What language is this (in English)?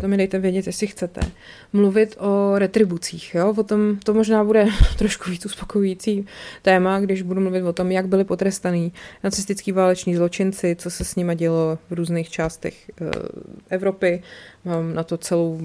Czech